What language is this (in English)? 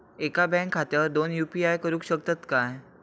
Marathi